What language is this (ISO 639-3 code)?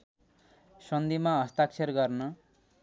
nep